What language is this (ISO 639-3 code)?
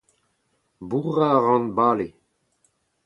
bre